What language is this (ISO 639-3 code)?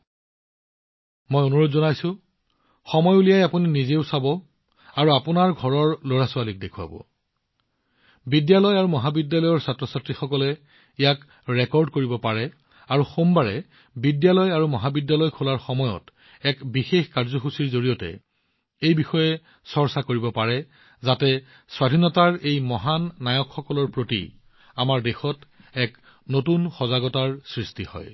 asm